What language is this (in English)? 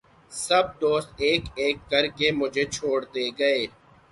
Urdu